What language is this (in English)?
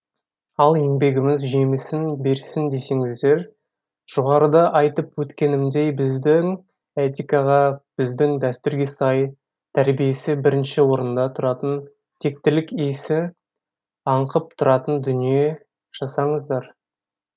Kazakh